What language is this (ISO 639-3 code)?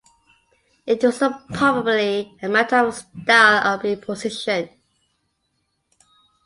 eng